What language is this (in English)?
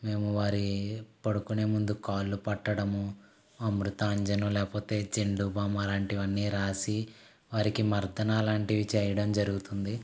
Telugu